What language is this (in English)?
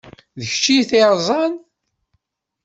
Kabyle